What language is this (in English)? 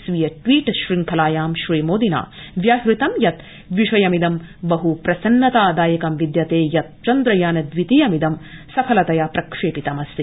Sanskrit